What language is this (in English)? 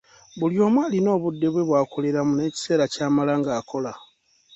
Ganda